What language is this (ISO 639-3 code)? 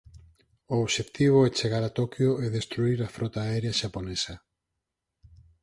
glg